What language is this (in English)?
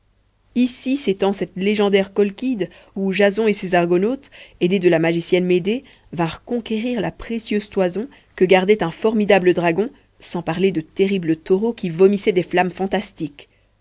French